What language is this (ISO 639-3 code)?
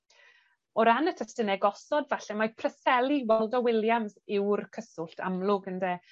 cym